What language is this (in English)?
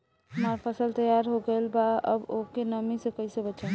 Bhojpuri